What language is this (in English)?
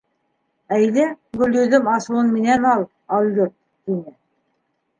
Bashkir